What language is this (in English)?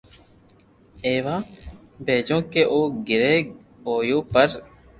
Loarki